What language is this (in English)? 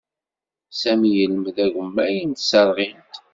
Kabyle